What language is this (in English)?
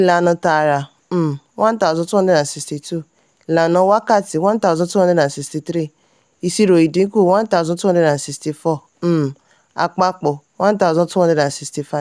Yoruba